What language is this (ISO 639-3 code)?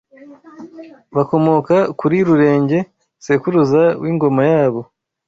kin